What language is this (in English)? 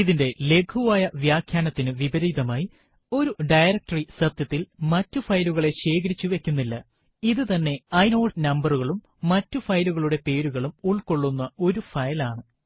Malayalam